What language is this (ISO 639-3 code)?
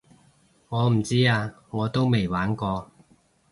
yue